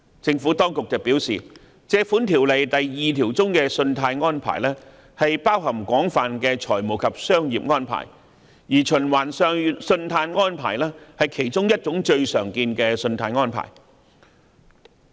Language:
Cantonese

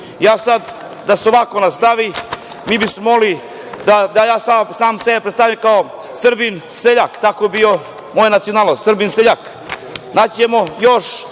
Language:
Serbian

